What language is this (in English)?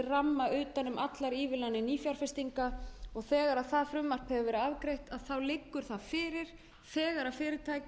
Icelandic